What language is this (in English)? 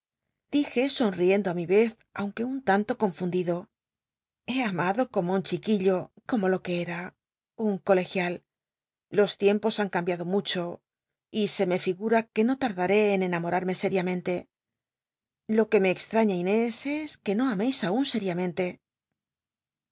Spanish